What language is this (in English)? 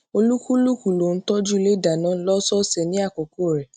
Yoruba